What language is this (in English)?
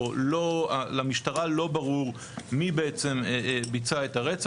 Hebrew